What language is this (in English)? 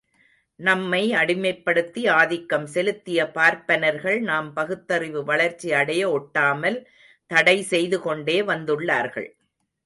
Tamil